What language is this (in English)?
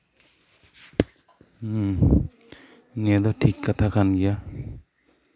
Santali